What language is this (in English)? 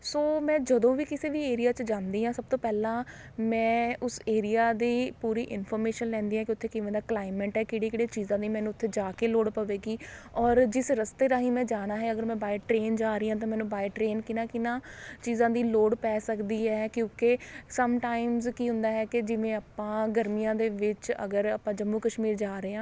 Punjabi